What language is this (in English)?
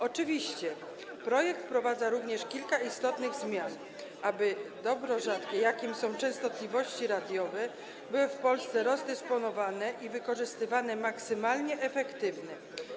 Polish